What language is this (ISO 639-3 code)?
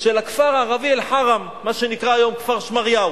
heb